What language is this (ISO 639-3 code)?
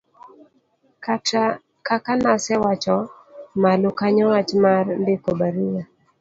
luo